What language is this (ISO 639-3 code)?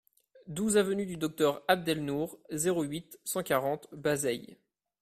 fra